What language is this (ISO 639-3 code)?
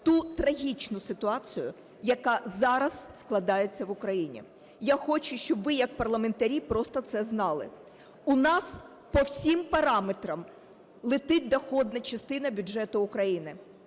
ukr